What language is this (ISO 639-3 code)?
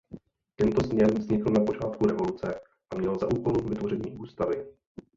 ces